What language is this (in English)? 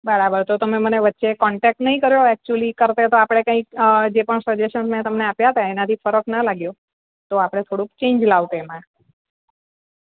Gujarati